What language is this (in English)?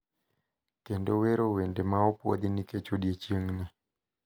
Luo (Kenya and Tanzania)